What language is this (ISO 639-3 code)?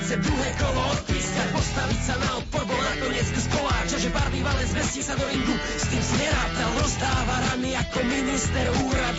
slk